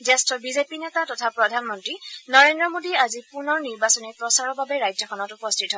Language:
Assamese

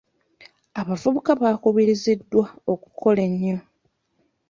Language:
Ganda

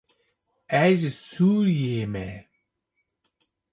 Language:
Kurdish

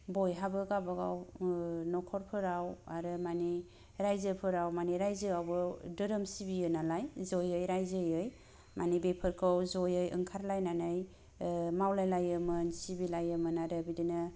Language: Bodo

